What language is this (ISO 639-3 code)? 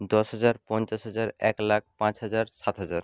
ben